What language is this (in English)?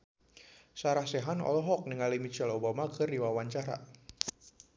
Sundanese